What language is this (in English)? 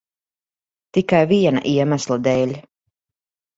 Latvian